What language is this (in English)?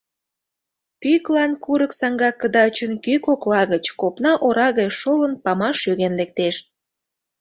Mari